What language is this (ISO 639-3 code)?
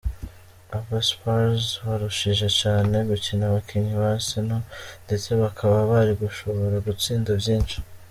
kin